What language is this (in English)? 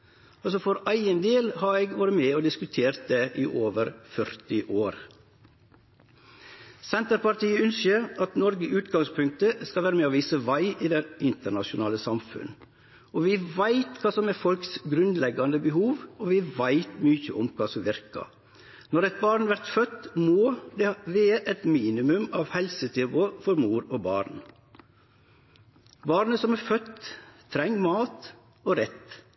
Norwegian Nynorsk